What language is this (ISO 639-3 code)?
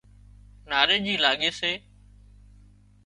kxp